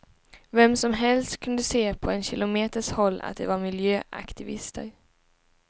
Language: Swedish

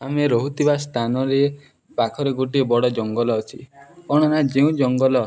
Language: Odia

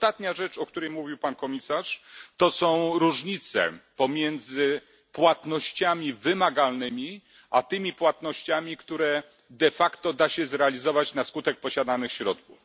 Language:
Polish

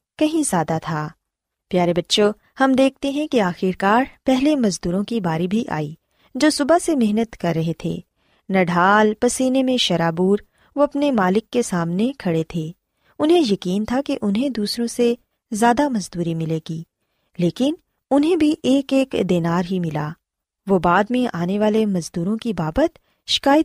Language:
Urdu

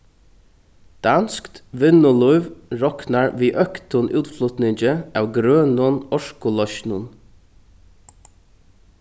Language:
Faroese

